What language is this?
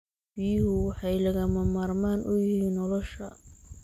Somali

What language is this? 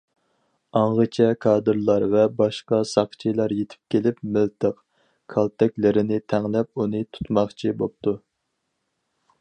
Uyghur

